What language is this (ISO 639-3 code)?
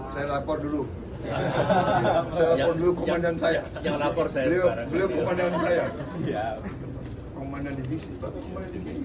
ind